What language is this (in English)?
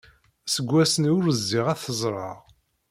Kabyle